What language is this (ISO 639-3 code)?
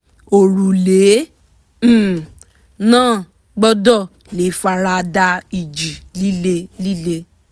yor